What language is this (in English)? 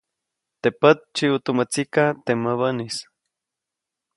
Copainalá Zoque